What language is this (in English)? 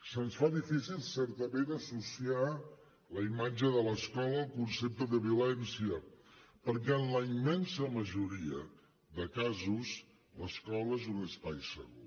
Catalan